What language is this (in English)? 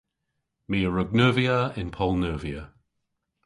Cornish